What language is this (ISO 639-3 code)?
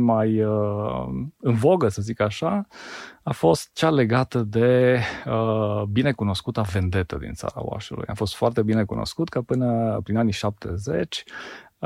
ron